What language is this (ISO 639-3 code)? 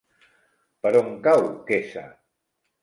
cat